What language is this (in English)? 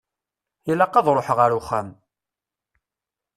Kabyle